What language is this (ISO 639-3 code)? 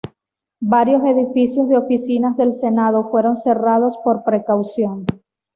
spa